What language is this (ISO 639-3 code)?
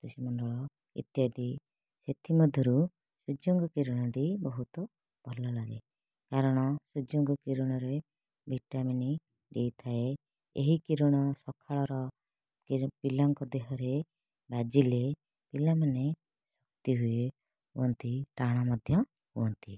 ori